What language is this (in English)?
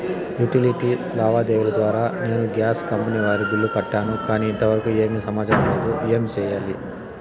Telugu